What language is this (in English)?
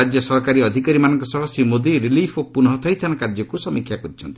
Odia